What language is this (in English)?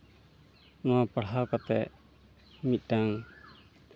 Santali